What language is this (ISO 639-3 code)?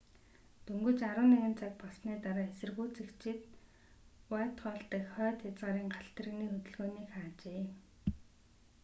mon